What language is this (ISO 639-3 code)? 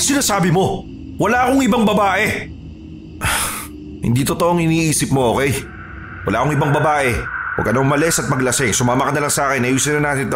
fil